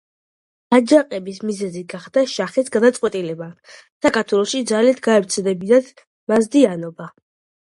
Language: Georgian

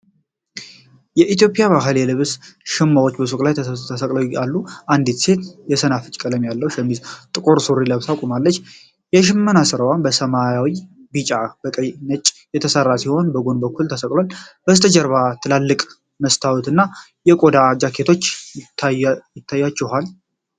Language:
Amharic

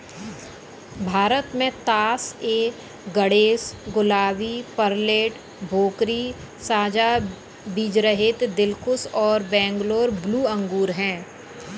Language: Hindi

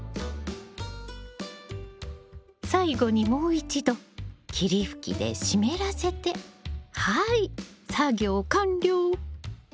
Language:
Japanese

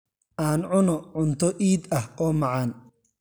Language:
Somali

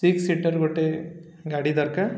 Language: Odia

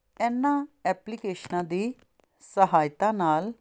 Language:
Punjabi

